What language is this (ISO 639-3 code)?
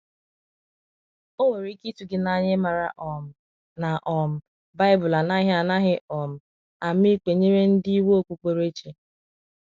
ibo